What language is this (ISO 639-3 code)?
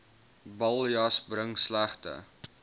afr